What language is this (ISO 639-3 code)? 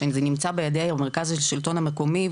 heb